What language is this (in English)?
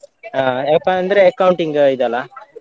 Kannada